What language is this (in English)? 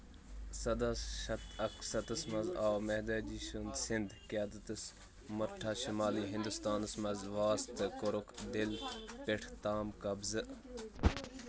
Kashmiri